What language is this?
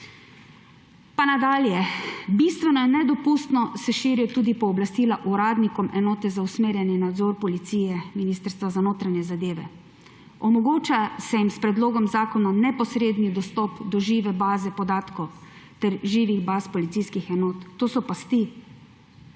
Slovenian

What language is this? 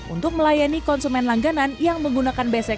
Indonesian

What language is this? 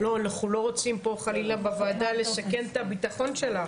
Hebrew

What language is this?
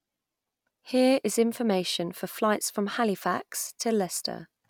English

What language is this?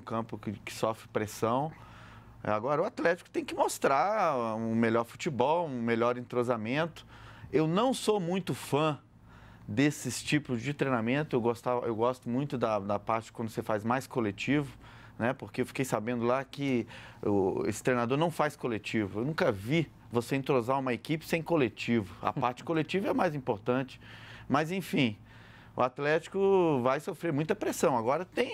Portuguese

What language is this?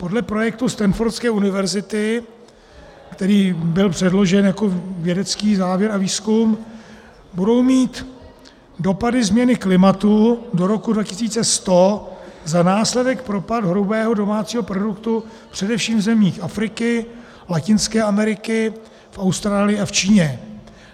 Czech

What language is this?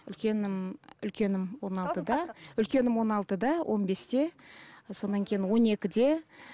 Kazakh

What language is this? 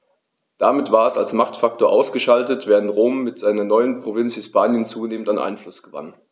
German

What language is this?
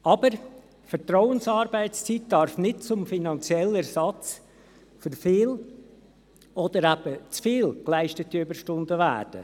Swiss German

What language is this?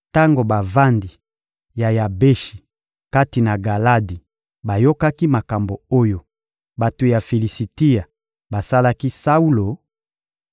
Lingala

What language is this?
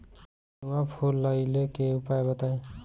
Bhojpuri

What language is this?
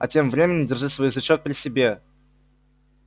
Russian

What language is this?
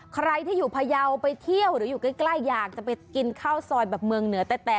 Thai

